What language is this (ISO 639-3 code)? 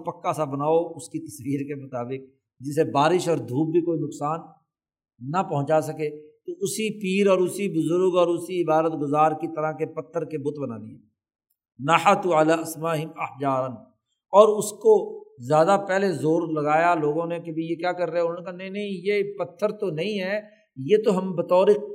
urd